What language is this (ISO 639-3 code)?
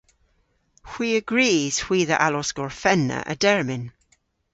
cor